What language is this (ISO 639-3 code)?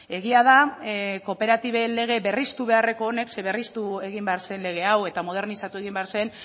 eus